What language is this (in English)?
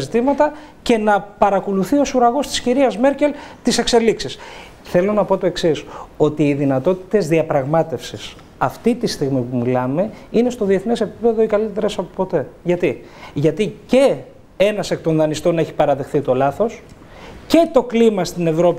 Greek